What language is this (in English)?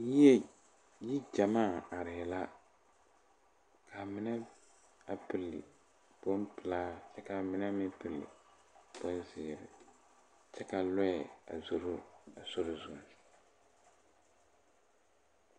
Southern Dagaare